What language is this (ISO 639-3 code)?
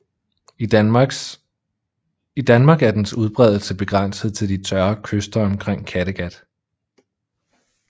dan